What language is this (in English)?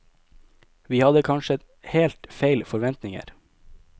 Norwegian